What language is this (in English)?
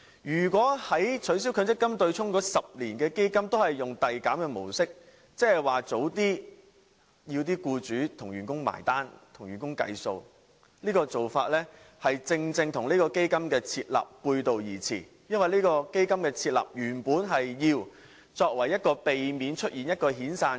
Cantonese